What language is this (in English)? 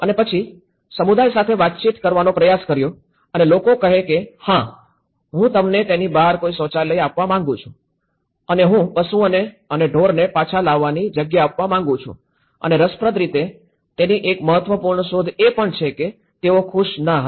Gujarati